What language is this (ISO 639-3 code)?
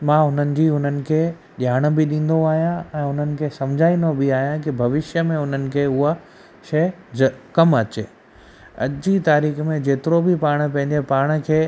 snd